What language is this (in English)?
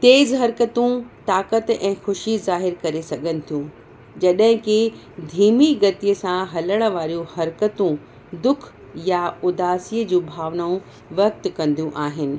Sindhi